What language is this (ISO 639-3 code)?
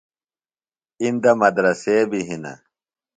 phl